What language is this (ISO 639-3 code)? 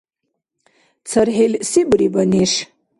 dar